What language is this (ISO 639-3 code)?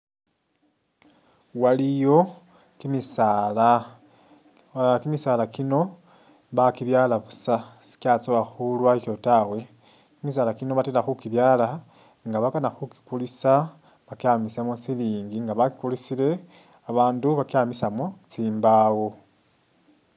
myx